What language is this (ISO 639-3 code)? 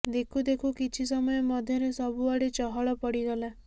ori